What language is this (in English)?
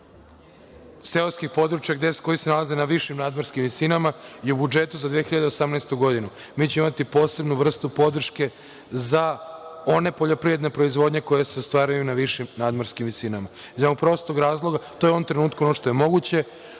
Serbian